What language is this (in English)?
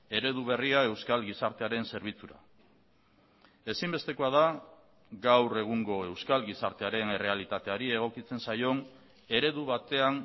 Basque